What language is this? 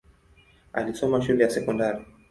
Swahili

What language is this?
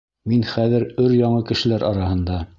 Bashkir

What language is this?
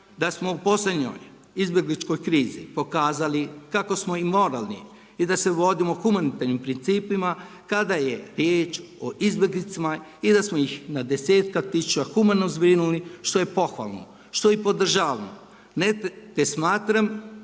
Croatian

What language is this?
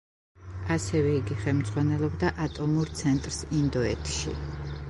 Georgian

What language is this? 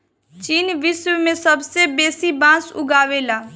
Bhojpuri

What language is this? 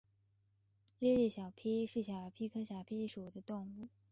Chinese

